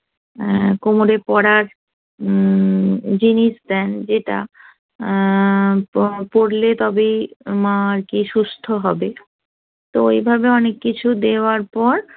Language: Bangla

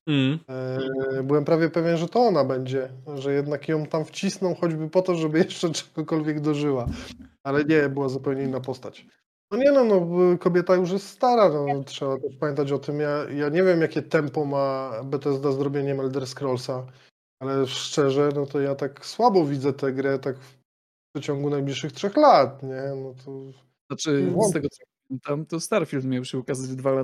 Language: Polish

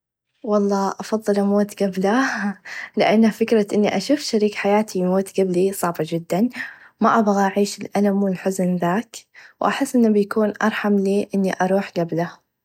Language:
Najdi Arabic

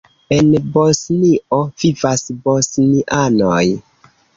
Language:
Esperanto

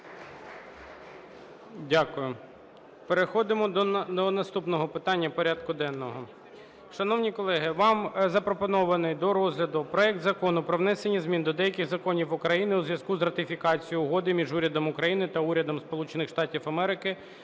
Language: Ukrainian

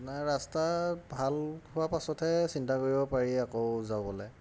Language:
Assamese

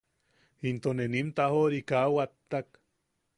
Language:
Yaqui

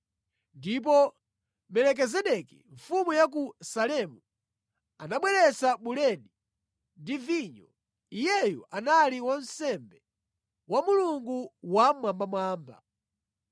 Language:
Nyanja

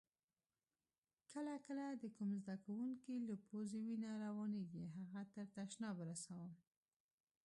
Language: Pashto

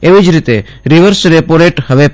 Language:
Gujarati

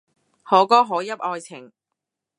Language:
Cantonese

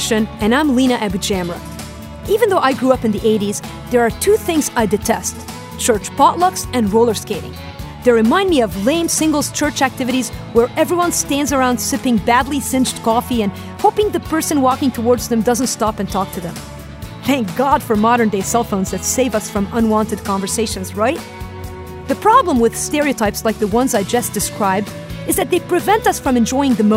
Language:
English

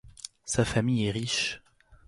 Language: French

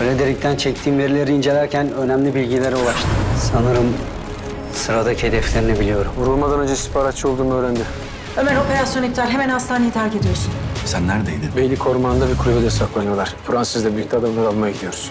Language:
Turkish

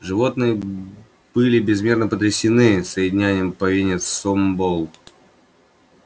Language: Russian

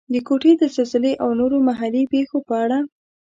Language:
Pashto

